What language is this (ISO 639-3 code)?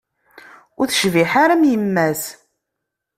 kab